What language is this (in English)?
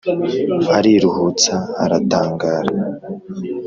Kinyarwanda